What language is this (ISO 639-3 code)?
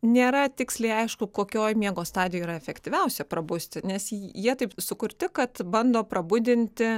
lit